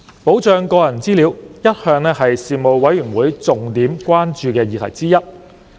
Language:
Cantonese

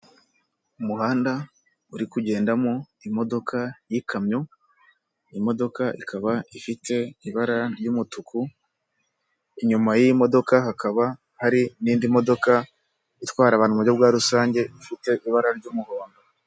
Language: Kinyarwanda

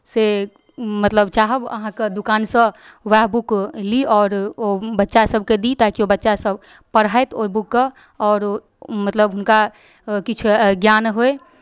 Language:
Maithili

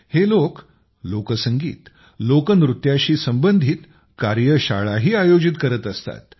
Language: Marathi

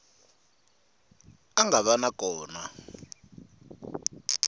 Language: Tsonga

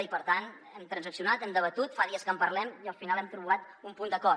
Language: Catalan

